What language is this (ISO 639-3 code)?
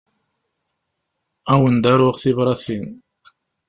kab